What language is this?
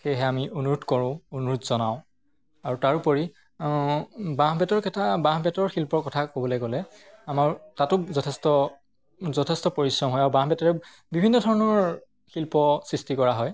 Assamese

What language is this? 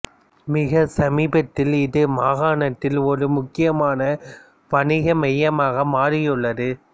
Tamil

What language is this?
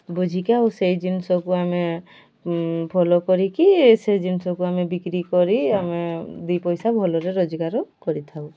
Odia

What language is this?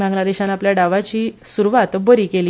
Konkani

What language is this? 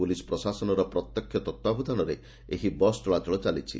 Odia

